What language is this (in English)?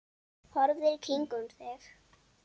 Icelandic